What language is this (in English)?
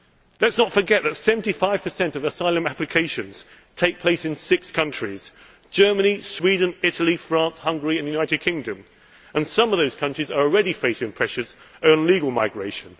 English